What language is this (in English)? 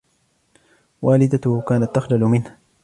Arabic